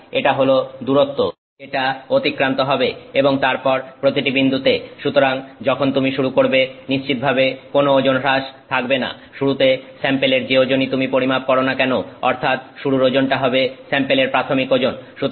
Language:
Bangla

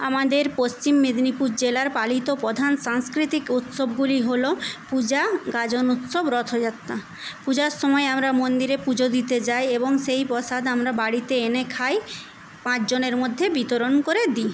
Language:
Bangla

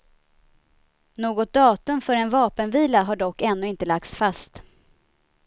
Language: Swedish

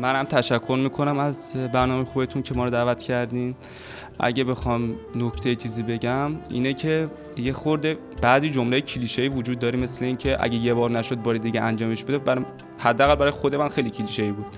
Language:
Persian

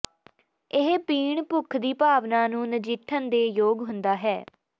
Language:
Punjabi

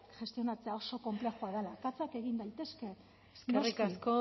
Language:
Basque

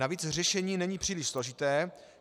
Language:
Czech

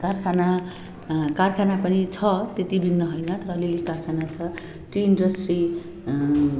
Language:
Nepali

